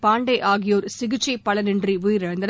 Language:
Tamil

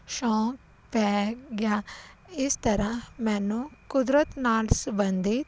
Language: Punjabi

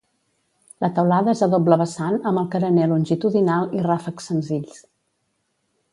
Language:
Catalan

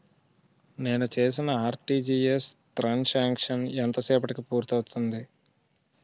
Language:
Telugu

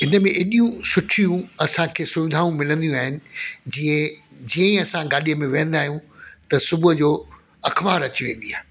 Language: Sindhi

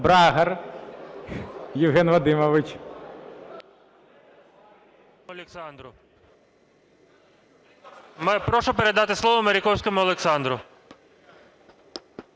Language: Ukrainian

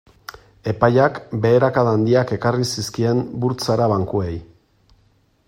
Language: Basque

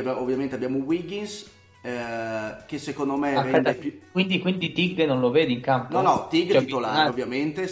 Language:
Italian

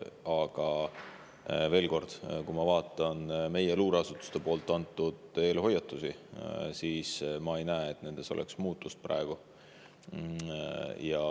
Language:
Estonian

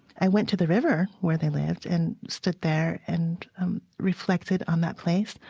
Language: English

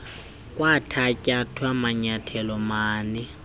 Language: Xhosa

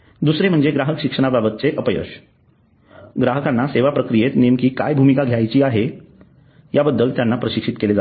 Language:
Marathi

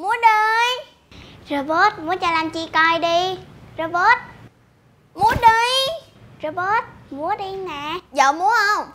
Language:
Vietnamese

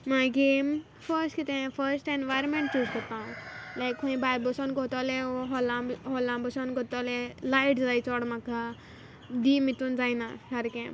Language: Konkani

